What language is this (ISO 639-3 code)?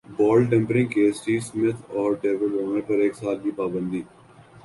urd